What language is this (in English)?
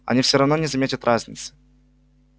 Russian